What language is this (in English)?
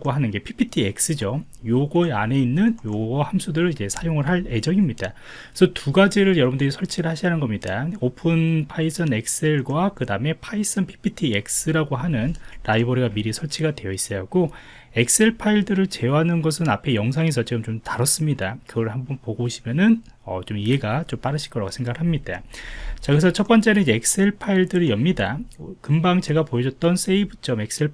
Korean